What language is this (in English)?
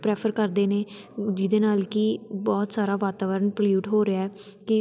Punjabi